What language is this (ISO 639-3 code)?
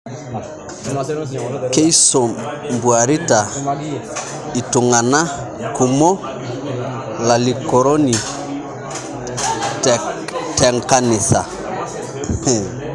mas